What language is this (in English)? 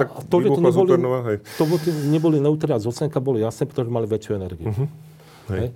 Slovak